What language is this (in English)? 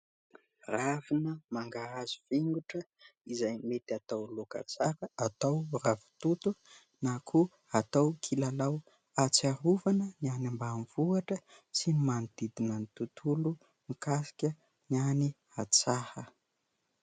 Malagasy